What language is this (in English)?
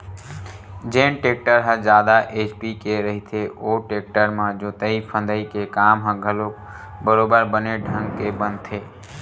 Chhattisgarhi